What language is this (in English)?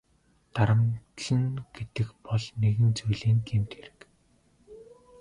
Mongolian